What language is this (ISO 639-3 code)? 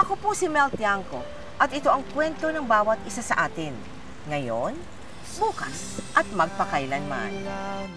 fil